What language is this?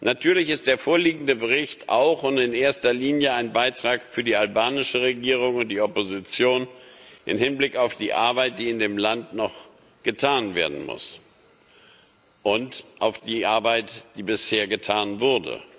German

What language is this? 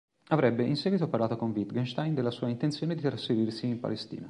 Italian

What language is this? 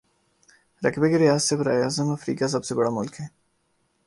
Urdu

